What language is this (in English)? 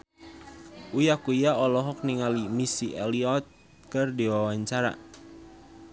Sundanese